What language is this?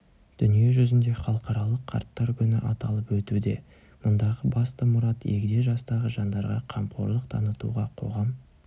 Kazakh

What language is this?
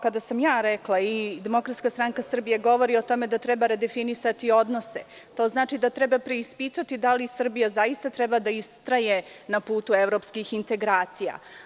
Serbian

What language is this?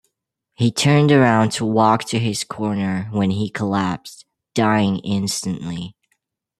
English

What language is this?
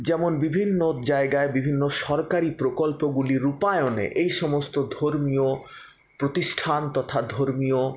Bangla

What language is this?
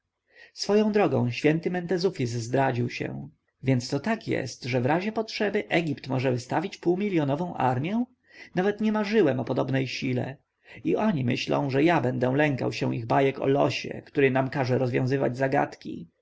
Polish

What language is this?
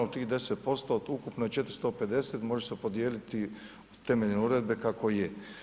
Croatian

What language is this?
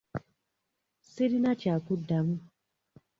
Ganda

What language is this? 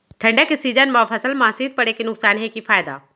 Chhattisgarhi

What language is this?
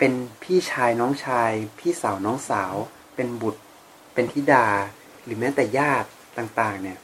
Thai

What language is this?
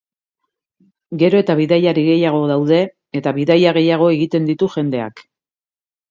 Basque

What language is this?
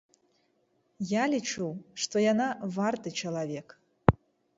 Belarusian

